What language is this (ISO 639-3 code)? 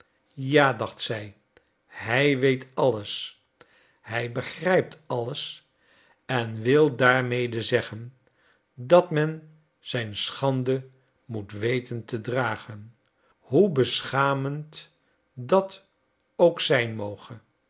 nld